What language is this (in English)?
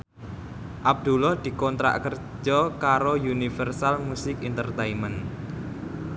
Javanese